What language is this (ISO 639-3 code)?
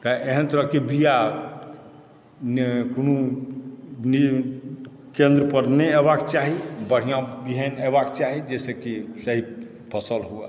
mai